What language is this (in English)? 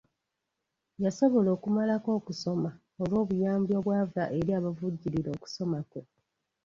Ganda